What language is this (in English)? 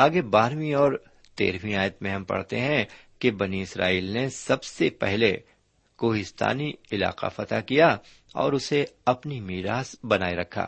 Urdu